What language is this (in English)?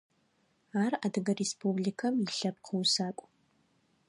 Adyghe